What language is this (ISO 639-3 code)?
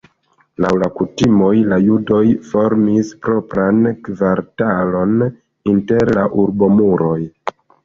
epo